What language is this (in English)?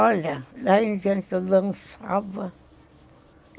Portuguese